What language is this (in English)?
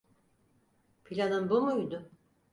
Turkish